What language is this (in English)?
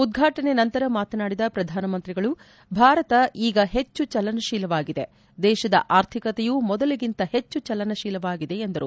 Kannada